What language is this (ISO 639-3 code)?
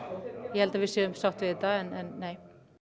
isl